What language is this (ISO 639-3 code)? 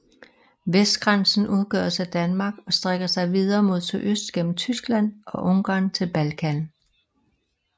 dan